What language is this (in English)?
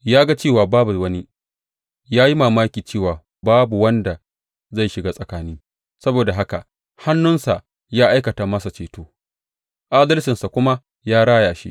Hausa